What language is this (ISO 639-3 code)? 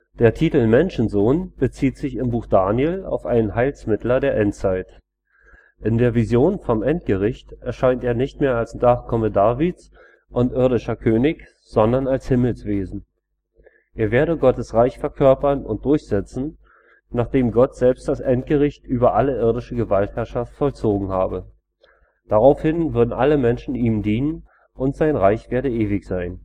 deu